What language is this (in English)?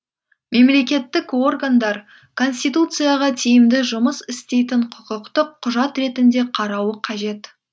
Kazakh